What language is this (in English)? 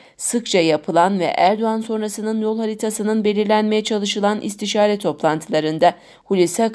Turkish